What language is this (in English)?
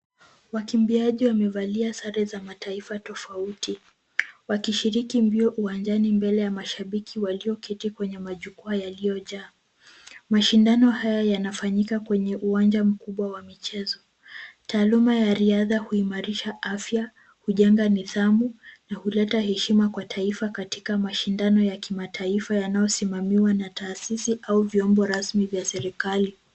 Swahili